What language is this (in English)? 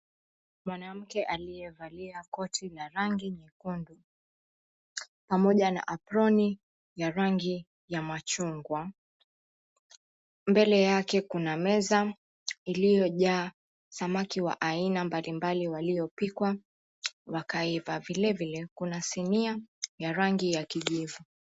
Swahili